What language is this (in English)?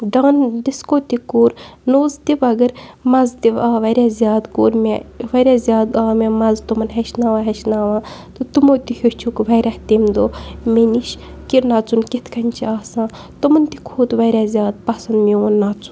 Kashmiri